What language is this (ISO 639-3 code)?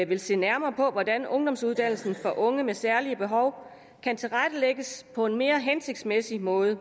dan